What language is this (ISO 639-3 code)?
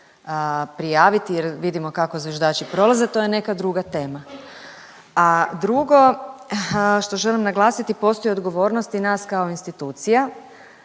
hrv